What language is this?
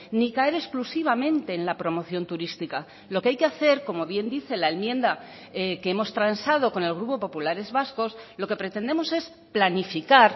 Spanish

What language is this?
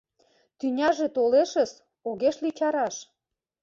Mari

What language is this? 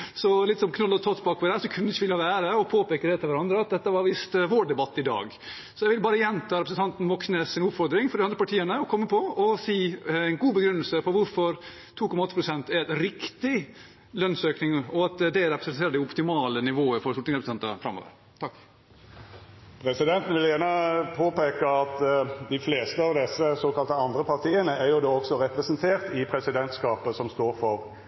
Norwegian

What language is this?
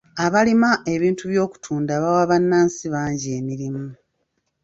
Ganda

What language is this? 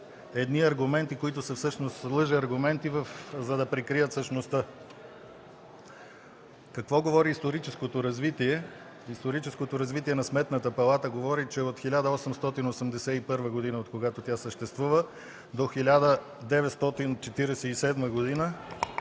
Bulgarian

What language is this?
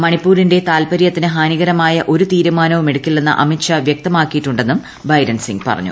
Malayalam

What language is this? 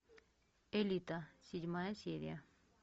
Russian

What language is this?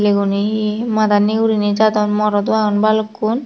Chakma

